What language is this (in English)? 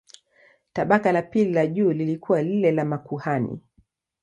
Swahili